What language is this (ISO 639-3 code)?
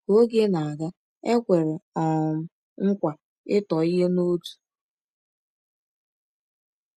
ibo